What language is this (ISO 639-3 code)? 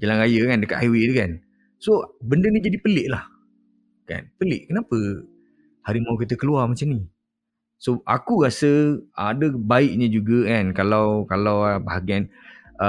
msa